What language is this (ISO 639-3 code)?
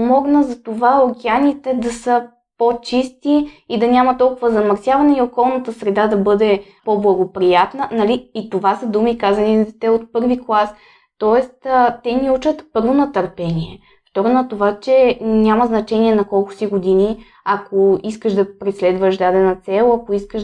bul